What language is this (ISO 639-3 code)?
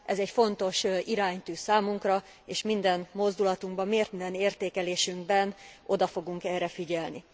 hun